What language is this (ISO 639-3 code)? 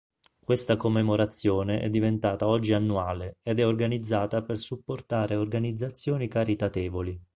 ita